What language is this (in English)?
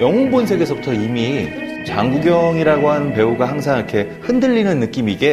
Korean